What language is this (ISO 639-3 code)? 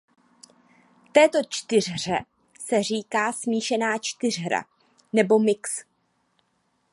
ces